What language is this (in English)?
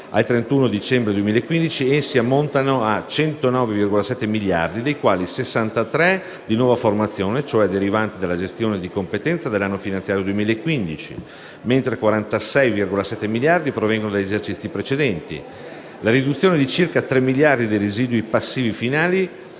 Italian